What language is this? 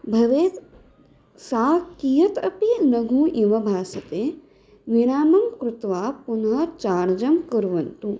Sanskrit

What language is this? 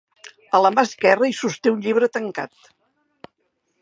Catalan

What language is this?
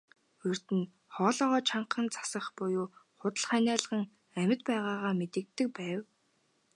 Mongolian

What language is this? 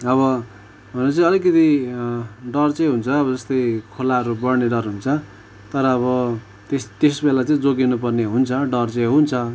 Nepali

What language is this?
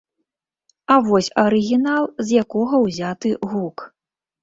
Belarusian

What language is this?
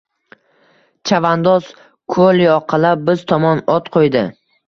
Uzbek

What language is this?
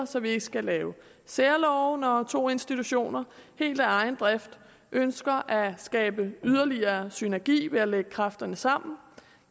Danish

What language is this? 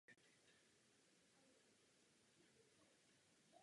Czech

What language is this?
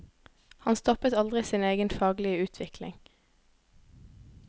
Norwegian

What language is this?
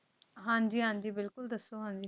Punjabi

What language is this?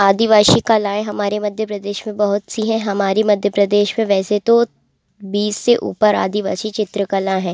Hindi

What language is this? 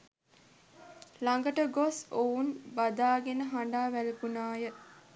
Sinhala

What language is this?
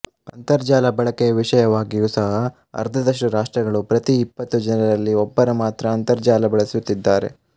Kannada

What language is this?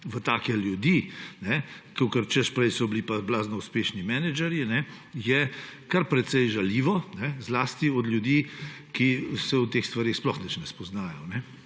Slovenian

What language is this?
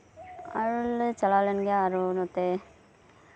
Santali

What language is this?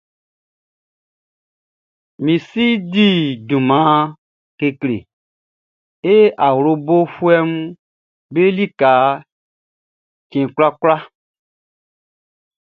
Baoulé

